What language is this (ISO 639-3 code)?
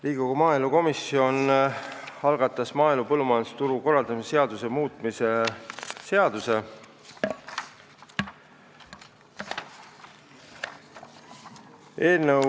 est